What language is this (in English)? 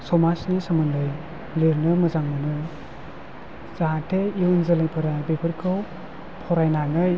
Bodo